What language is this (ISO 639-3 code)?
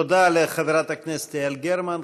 heb